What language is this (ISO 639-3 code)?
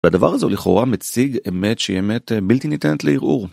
heb